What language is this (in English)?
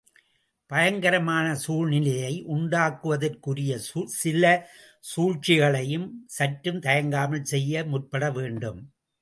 Tamil